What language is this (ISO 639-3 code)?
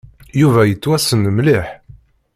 kab